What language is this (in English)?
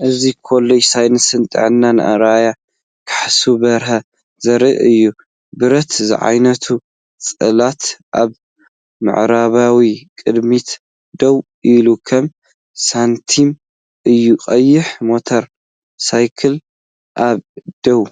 Tigrinya